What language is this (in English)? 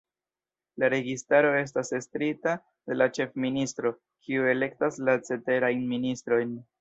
Esperanto